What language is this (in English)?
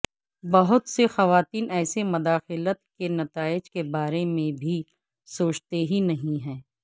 Urdu